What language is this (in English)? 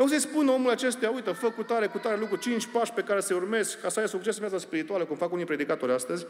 Romanian